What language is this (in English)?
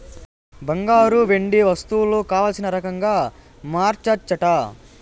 Telugu